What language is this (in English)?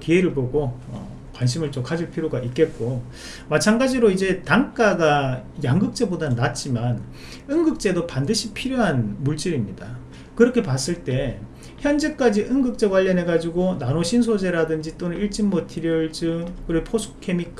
Korean